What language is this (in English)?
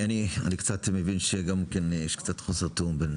Hebrew